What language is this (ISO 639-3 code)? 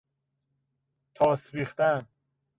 fas